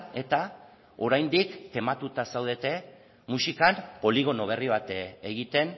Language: Basque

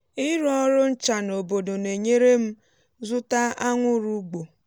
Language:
Igbo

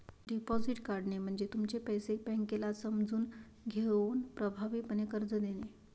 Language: Marathi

